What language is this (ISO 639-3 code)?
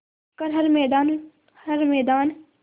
hin